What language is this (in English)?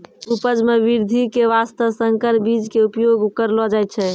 Maithili